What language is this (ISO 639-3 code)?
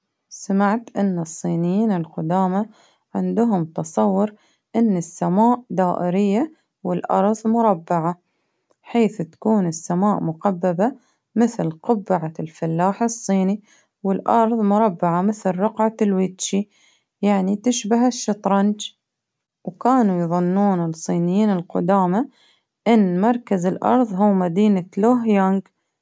abv